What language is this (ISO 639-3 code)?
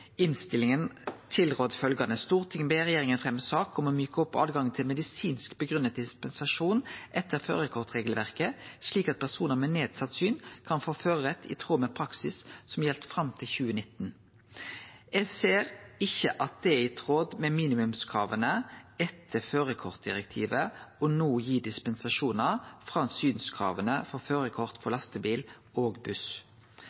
nno